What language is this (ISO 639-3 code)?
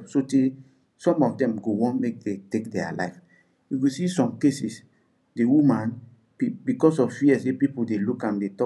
pcm